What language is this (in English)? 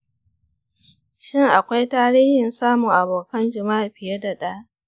Hausa